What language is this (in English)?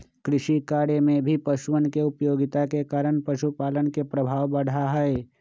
Magahi